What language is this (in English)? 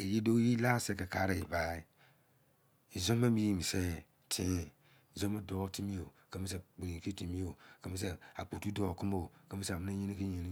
Izon